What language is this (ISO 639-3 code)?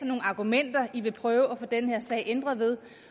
dan